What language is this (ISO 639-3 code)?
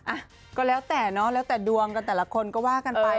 tha